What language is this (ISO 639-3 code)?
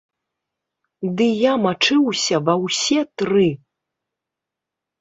bel